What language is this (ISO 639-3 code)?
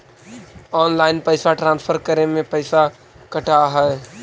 mag